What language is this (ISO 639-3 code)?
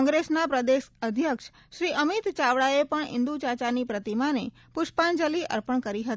guj